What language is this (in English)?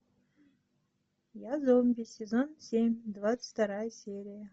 Russian